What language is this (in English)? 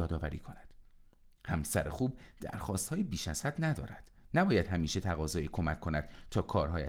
Persian